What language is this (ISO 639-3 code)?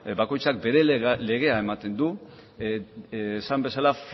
eus